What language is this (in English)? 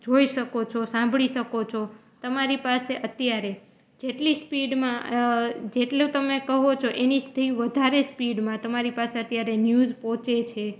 Gujarati